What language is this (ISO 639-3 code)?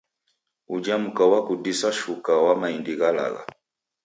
dav